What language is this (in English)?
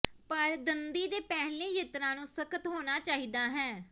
Punjabi